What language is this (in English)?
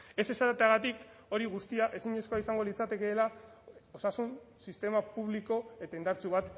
Basque